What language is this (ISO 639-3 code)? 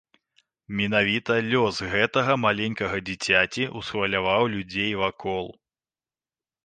bel